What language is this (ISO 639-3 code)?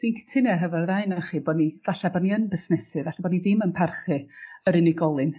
cym